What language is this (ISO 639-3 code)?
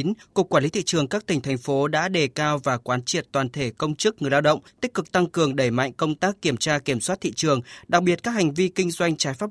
vie